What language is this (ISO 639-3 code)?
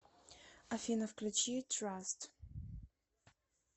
rus